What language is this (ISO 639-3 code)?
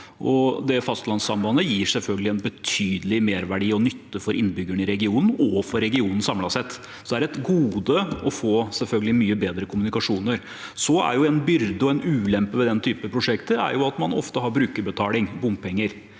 nor